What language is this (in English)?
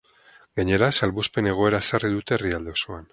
Basque